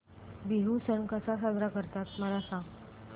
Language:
Marathi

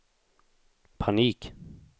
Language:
Swedish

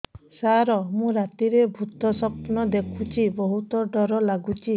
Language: Odia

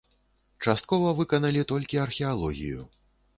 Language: Belarusian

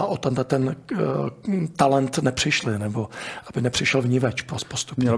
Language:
Czech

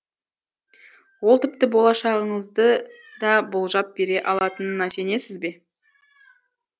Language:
Kazakh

